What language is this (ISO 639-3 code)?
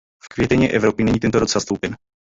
ces